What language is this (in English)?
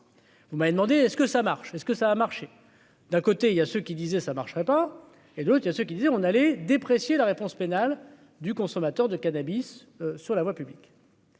French